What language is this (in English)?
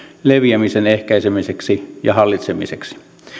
Finnish